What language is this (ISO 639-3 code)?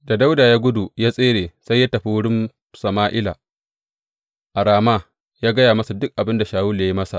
hau